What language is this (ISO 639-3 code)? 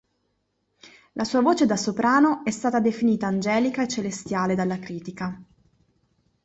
ita